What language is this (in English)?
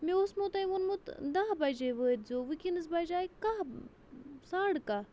Kashmiri